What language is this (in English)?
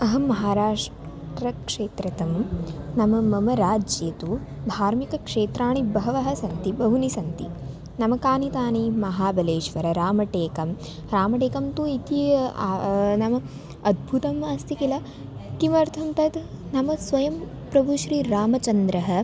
Sanskrit